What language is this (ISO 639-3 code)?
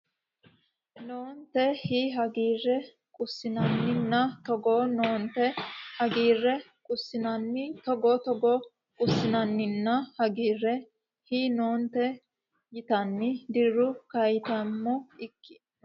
sid